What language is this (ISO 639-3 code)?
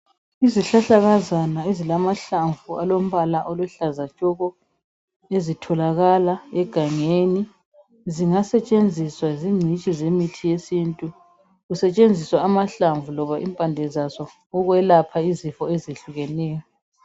nde